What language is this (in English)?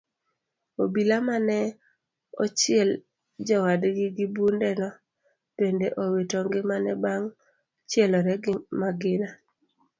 Luo (Kenya and Tanzania)